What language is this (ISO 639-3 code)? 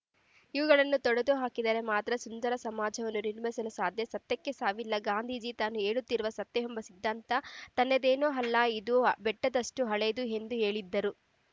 kan